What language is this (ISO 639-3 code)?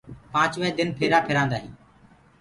ggg